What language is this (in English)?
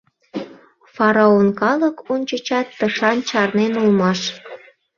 Mari